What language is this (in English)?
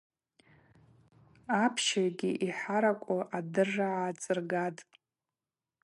Abaza